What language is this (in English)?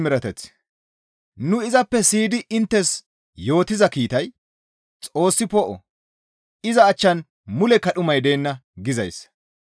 Gamo